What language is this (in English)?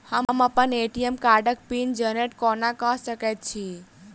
Maithili